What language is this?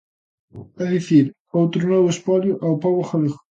Galician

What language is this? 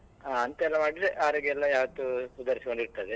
Kannada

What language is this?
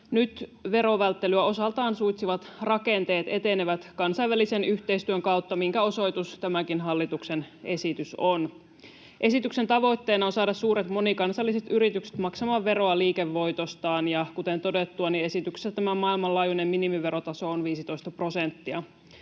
Finnish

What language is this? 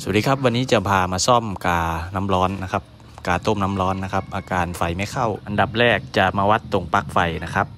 Thai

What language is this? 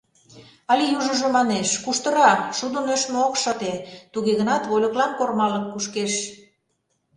Mari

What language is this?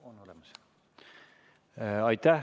Estonian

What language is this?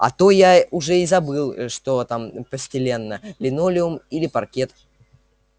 Russian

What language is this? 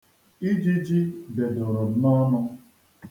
Igbo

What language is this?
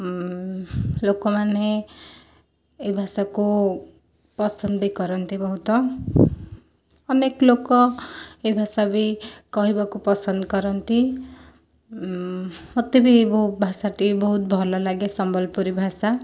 Odia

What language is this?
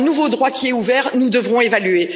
French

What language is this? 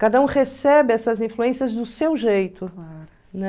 Portuguese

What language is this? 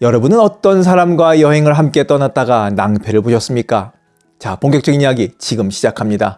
Korean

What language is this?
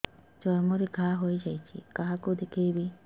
Odia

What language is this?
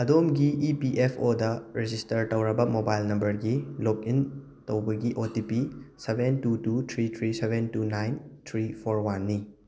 Manipuri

